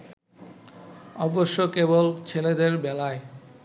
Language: Bangla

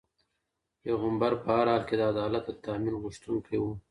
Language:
Pashto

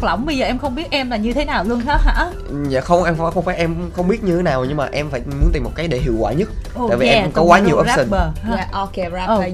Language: Vietnamese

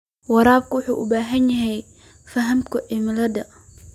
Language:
Somali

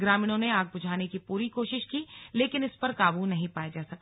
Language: Hindi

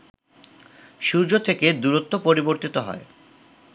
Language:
Bangla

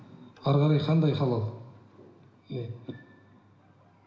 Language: Kazakh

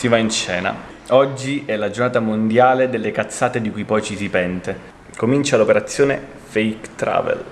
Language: Italian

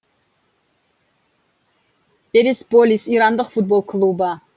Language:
Kazakh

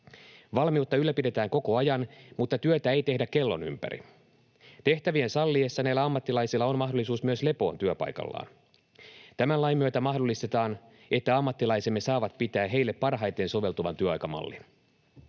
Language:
Finnish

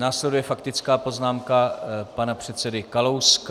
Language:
Czech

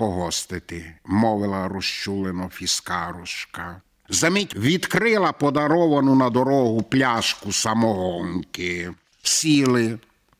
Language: Ukrainian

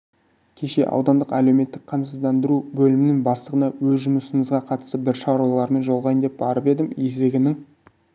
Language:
Kazakh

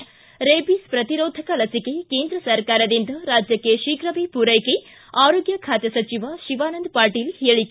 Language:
Kannada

